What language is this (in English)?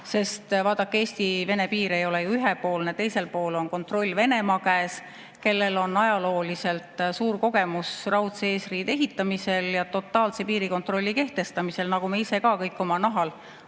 Estonian